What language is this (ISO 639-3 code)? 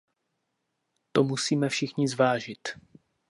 ces